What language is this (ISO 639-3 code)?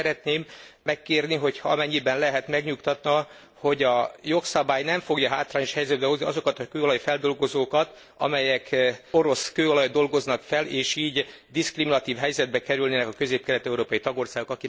hun